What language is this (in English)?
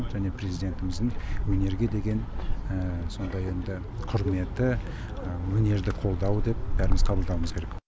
Kazakh